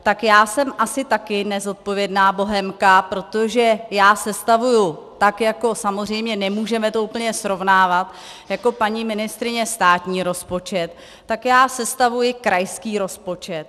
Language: Czech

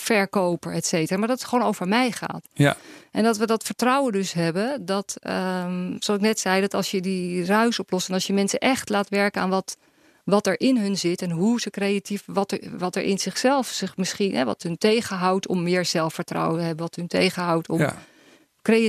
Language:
Dutch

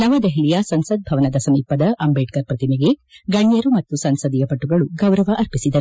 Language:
Kannada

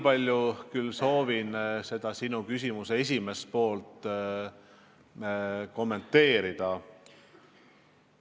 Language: Estonian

